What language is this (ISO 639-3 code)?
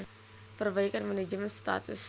jav